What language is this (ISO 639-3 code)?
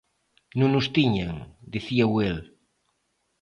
glg